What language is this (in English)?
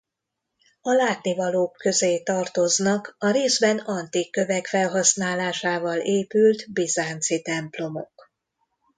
Hungarian